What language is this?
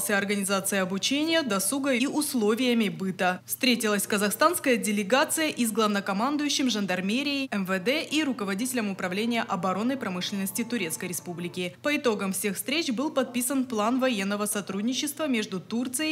Russian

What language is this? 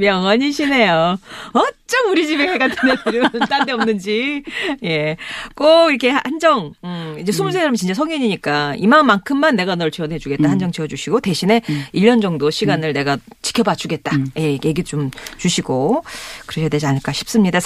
Korean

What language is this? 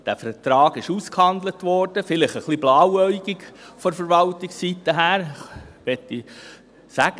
Swiss German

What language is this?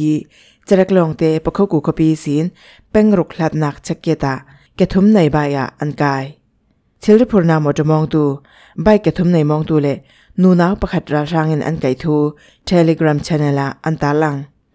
Thai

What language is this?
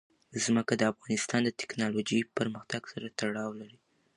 Pashto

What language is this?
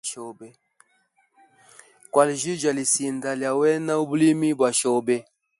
Hemba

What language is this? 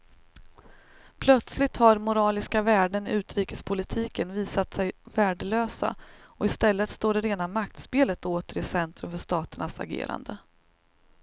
Swedish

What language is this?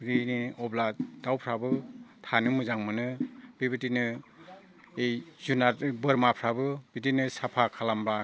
Bodo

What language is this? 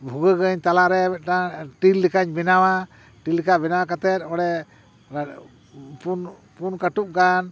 Santali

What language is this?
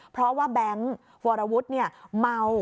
Thai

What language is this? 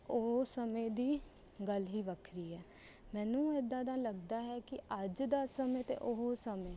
Punjabi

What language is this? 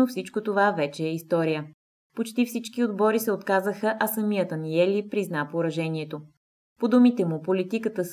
Bulgarian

